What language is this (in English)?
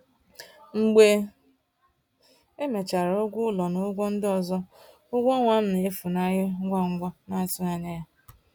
Igbo